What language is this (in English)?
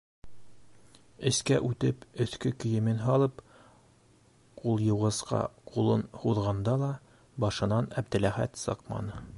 Bashkir